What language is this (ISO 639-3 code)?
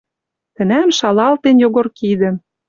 mrj